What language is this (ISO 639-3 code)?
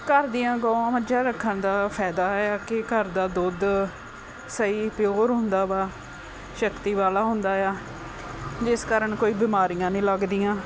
pan